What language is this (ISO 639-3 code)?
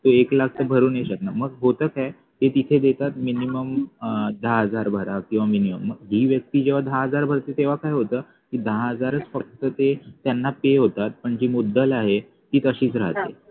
mar